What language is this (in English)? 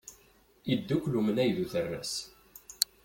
Kabyle